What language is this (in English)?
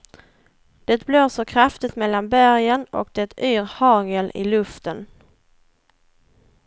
Swedish